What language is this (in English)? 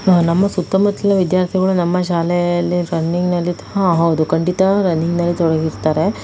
Kannada